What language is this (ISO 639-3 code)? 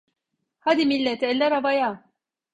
tur